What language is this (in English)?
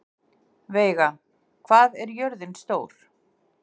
Icelandic